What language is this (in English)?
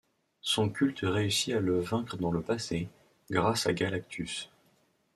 French